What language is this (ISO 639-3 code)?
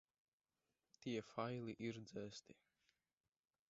lav